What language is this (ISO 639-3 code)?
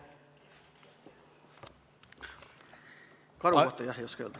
est